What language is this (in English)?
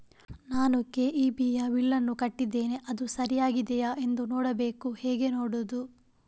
Kannada